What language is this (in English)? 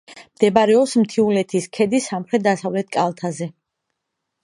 Georgian